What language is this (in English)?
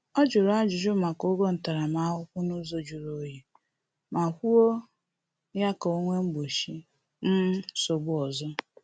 Igbo